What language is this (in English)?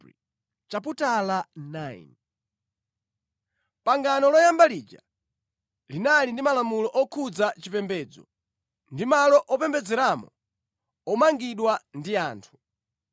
Nyanja